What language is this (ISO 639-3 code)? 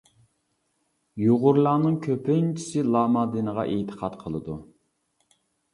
uig